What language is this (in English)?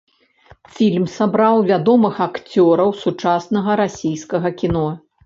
Belarusian